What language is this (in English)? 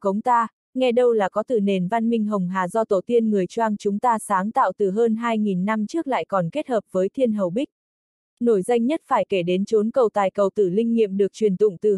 Vietnamese